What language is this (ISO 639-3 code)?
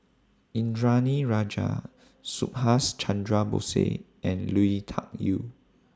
eng